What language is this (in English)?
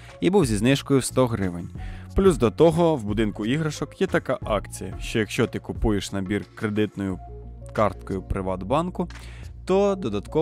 Ukrainian